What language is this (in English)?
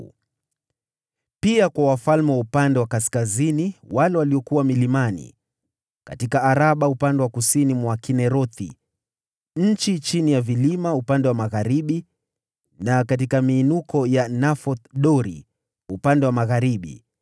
Swahili